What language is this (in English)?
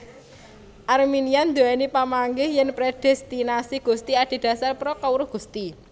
Javanese